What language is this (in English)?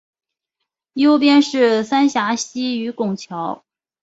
Chinese